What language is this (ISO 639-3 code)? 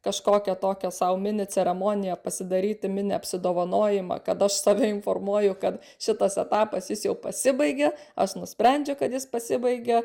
lit